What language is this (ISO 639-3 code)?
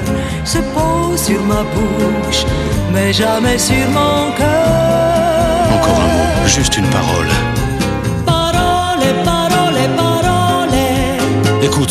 tur